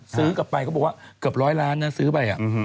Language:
Thai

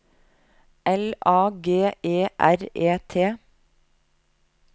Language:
Norwegian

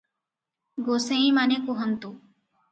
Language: Odia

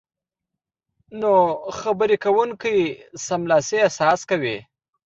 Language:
Pashto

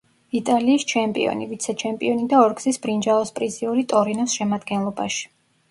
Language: Georgian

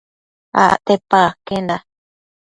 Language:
Matsés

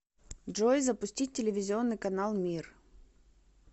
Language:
Russian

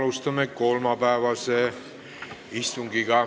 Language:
Estonian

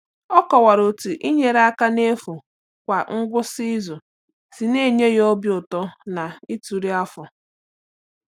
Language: Igbo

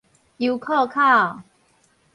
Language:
Min Nan Chinese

